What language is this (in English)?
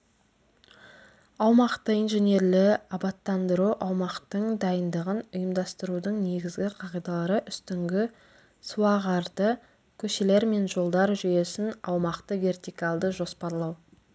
Kazakh